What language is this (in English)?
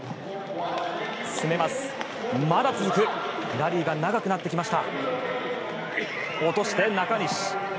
Japanese